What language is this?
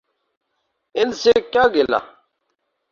Urdu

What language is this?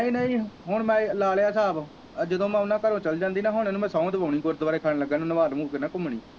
Punjabi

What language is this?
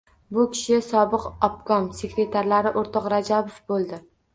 Uzbek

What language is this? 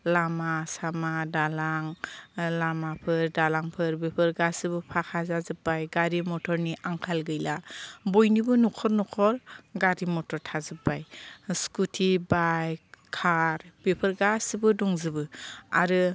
Bodo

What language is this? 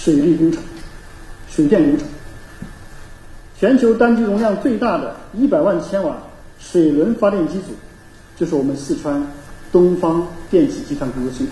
Chinese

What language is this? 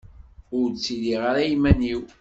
Kabyle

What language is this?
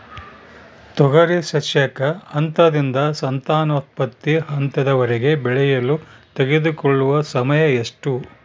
Kannada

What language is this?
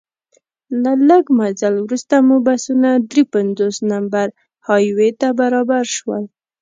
Pashto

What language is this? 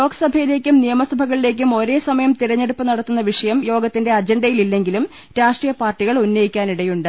Malayalam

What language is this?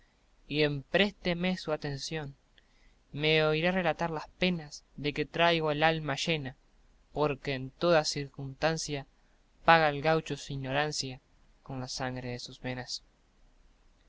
Spanish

